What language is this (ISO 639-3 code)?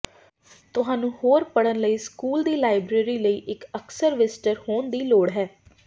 pan